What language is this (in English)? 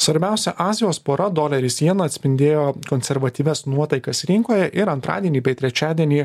Lithuanian